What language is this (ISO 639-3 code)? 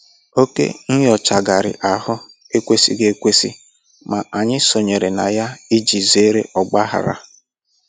ibo